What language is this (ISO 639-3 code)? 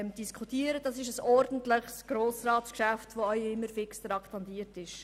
gsw